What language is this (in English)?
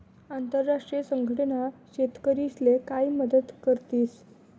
Marathi